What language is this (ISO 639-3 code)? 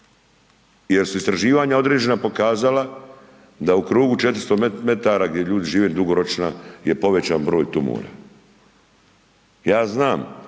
hrv